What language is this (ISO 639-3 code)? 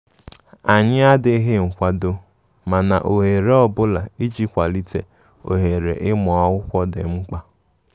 ibo